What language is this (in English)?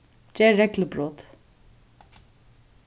Faroese